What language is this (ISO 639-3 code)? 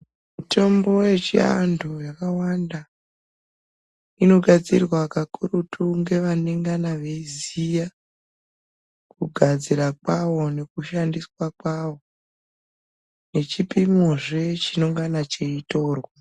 ndc